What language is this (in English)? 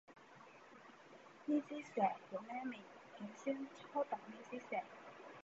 Cantonese